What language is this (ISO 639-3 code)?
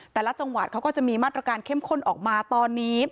tha